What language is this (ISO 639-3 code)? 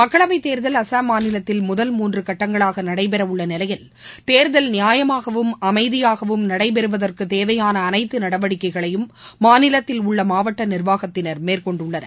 tam